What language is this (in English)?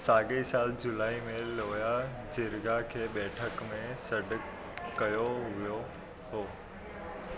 Sindhi